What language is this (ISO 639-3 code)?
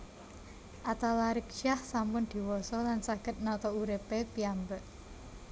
jav